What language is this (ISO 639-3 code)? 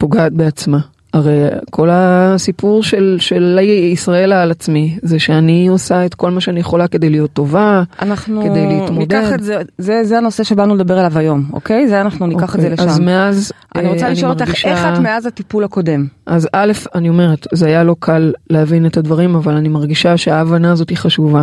heb